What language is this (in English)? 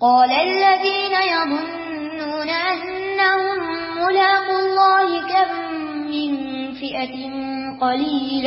Urdu